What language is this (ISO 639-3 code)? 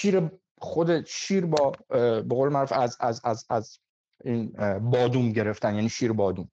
fas